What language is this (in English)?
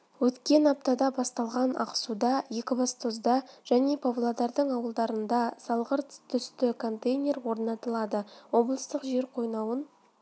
Kazakh